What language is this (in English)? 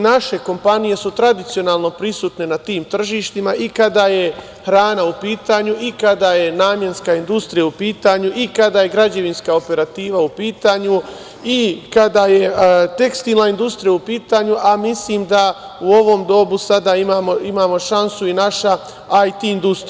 Serbian